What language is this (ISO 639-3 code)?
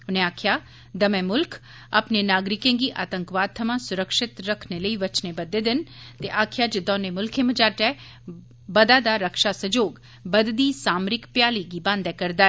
doi